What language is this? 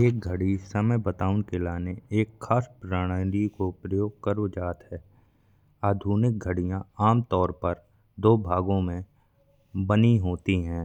Bundeli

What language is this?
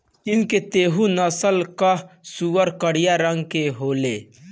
Bhojpuri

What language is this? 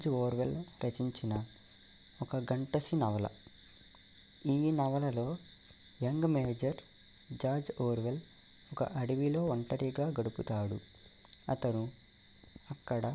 Telugu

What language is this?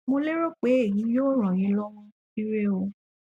Yoruba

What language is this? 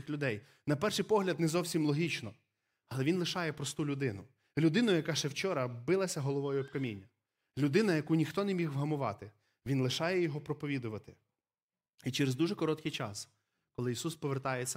Ukrainian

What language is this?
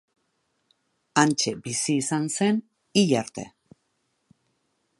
Basque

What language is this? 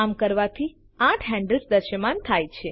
Gujarati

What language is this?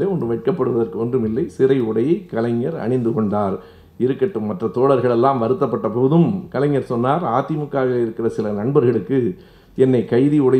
Tamil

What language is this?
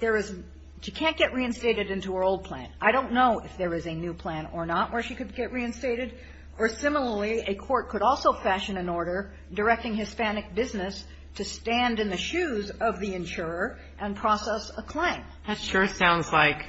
English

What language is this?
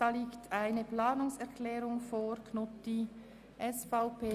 Swiss German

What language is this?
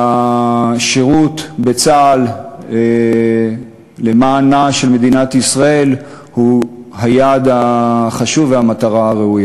Hebrew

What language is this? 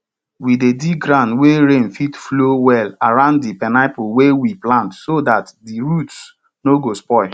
Nigerian Pidgin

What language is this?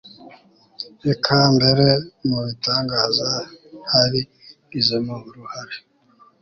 Kinyarwanda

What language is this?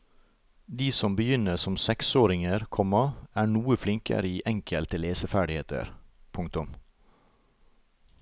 Norwegian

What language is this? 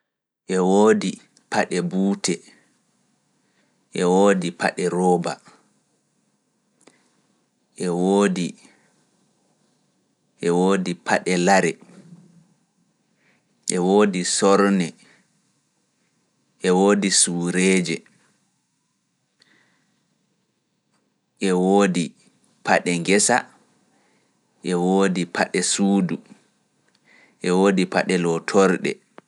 Fula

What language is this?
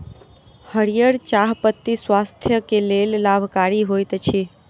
Maithili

